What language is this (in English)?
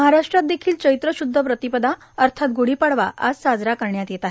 Marathi